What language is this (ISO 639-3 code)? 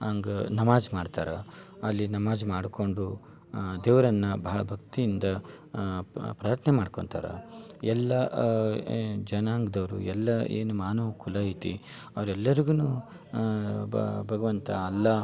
kan